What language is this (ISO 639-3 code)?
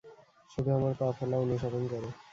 ben